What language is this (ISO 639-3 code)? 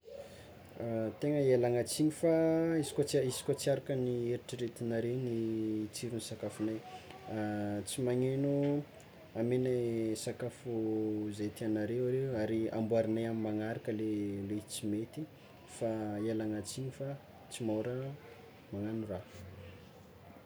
xmw